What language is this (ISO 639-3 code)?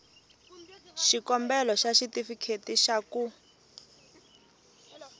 tso